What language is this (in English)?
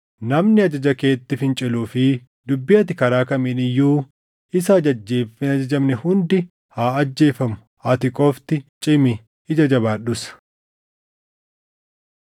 Oromo